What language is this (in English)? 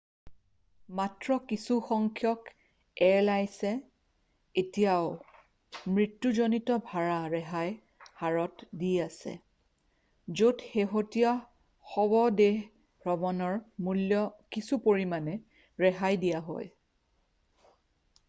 Assamese